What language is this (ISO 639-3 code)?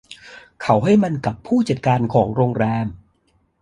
tha